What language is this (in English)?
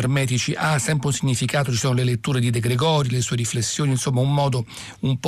Italian